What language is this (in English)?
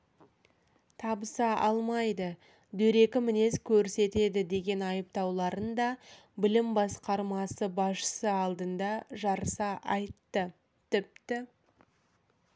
Kazakh